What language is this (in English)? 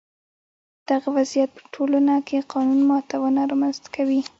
Pashto